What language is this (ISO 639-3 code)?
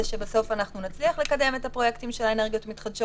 heb